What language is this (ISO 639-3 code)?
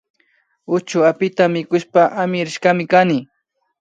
qvi